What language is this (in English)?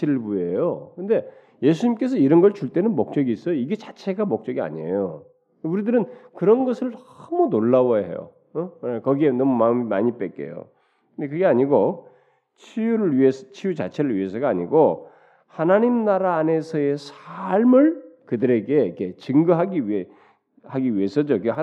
Korean